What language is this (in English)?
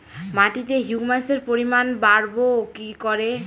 Bangla